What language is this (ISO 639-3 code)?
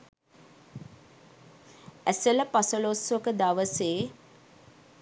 sin